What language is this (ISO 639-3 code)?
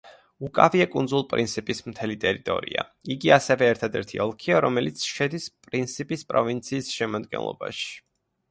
kat